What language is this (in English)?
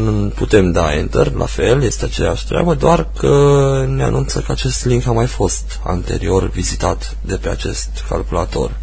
Romanian